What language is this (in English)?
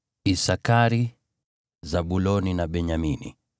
Swahili